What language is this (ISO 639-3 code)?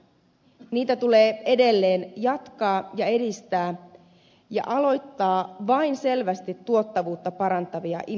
fin